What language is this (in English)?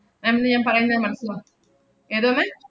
Malayalam